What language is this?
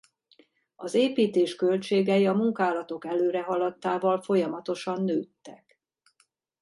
Hungarian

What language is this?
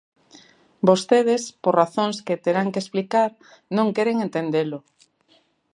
Galician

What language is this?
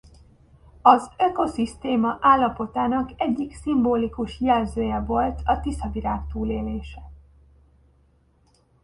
Hungarian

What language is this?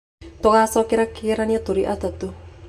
Kikuyu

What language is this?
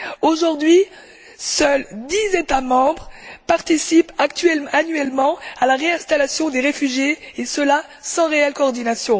French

